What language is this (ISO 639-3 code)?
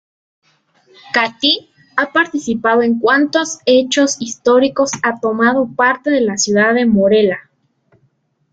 spa